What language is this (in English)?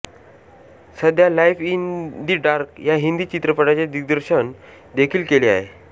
Marathi